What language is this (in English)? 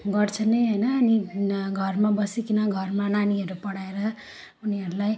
Nepali